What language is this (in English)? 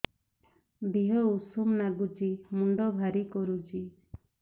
Odia